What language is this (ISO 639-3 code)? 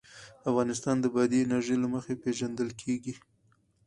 pus